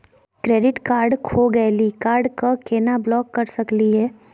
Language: Magahi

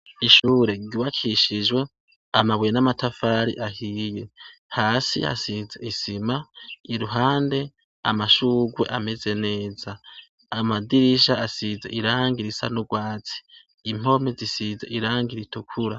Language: Rundi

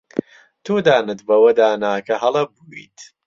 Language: Central Kurdish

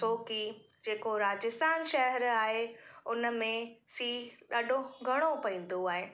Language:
Sindhi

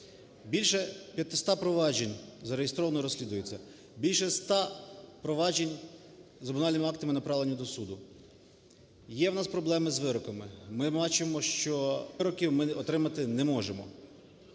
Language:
Ukrainian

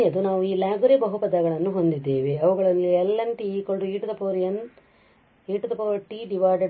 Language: Kannada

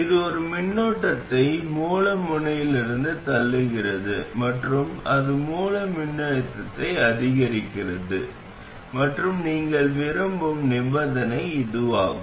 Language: Tamil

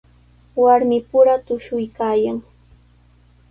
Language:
Sihuas Ancash Quechua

